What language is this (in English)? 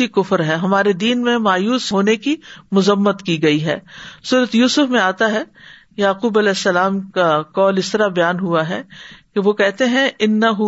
Urdu